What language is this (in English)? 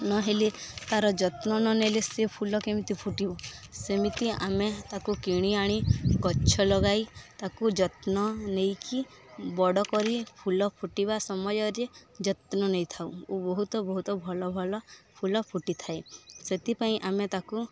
Odia